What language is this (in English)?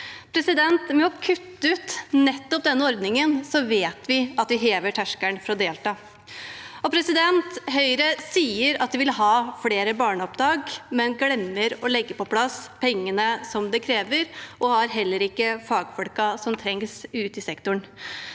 Norwegian